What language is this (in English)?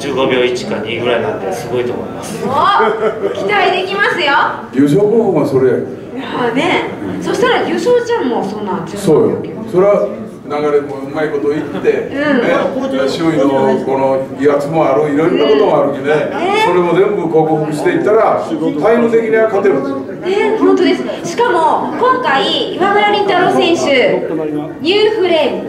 Japanese